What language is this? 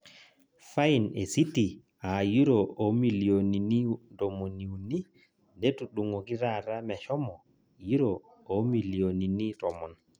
Masai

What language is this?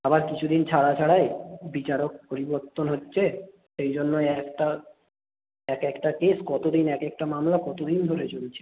Bangla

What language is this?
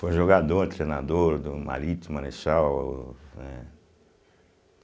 Portuguese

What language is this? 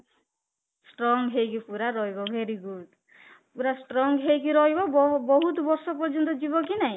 Odia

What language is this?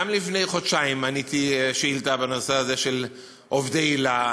Hebrew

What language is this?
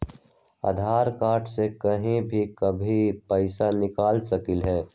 Magahi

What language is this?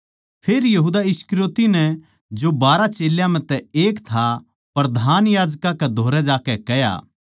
Haryanvi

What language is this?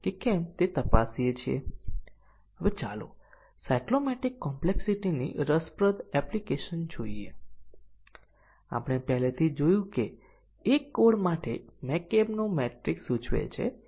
Gujarati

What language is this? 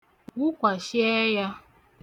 Igbo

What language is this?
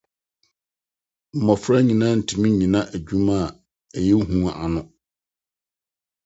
Akan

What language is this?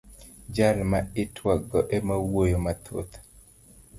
Luo (Kenya and Tanzania)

